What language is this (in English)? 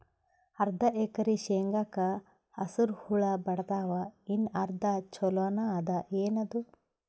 Kannada